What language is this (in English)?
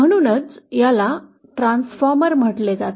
Marathi